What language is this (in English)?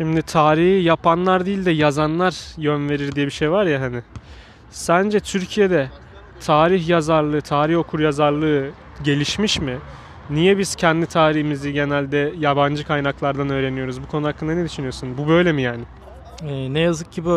Turkish